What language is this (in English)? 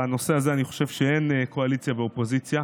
Hebrew